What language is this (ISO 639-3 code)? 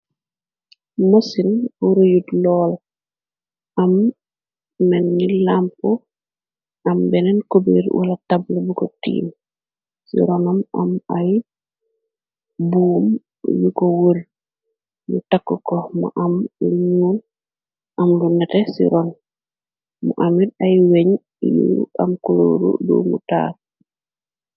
wol